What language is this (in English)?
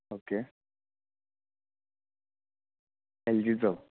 Konkani